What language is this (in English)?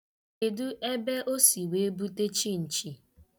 Igbo